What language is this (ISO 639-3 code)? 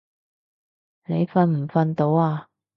yue